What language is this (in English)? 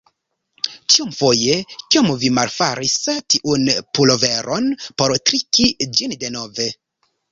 Esperanto